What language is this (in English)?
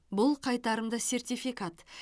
Kazakh